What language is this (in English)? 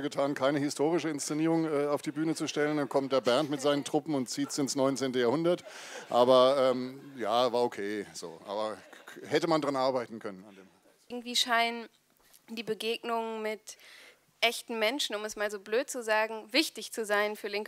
German